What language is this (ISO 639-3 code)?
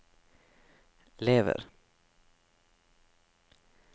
nor